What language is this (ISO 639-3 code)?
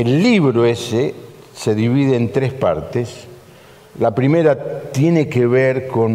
spa